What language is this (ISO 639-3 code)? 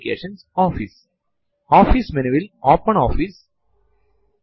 mal